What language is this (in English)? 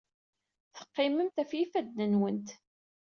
Kabyle